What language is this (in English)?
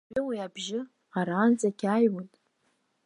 Abkhazian